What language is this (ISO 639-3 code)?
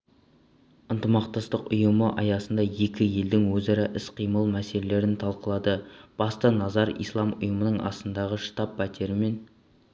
kaz